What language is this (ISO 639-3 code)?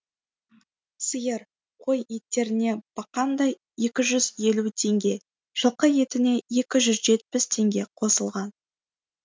kaz